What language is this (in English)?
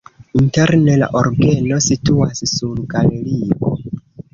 Esperanto